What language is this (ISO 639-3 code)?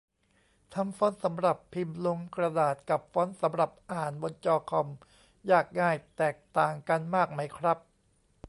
tha